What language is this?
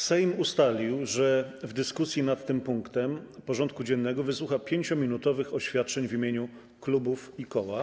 Polish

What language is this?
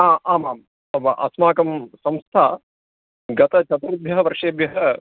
Sanskrit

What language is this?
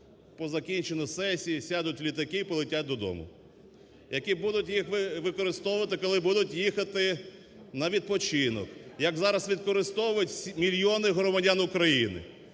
Ukrainian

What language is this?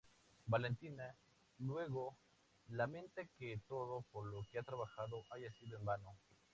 Spanish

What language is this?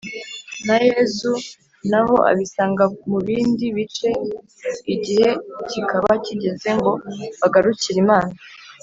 Kinyarwanda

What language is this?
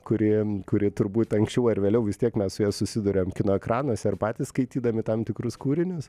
Lithuanian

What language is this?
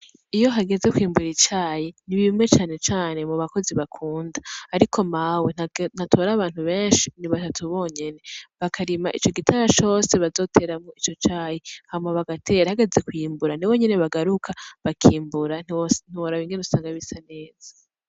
Rundi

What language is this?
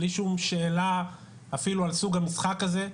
Hebrew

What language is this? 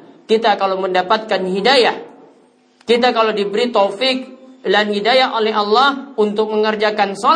Indonesian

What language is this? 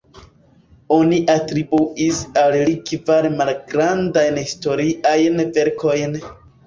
Esperanto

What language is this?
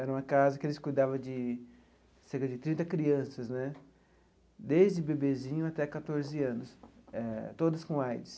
Portuguese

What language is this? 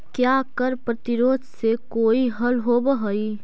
Magahi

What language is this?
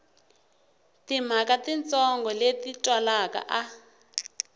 Tsonga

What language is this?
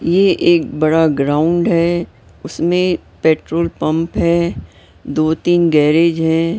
Hindi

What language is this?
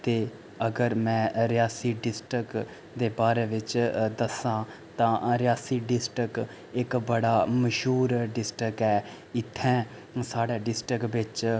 Dogri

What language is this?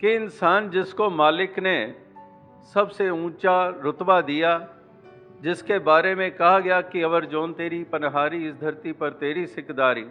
Hindi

